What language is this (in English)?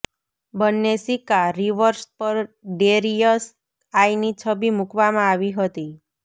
Gujarati